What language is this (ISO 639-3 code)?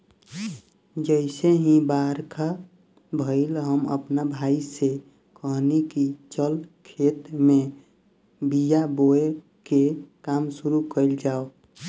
bho